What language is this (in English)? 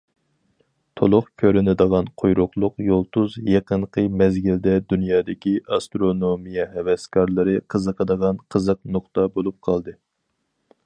Uyghur